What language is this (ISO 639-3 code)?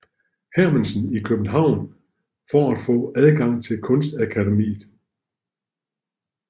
dan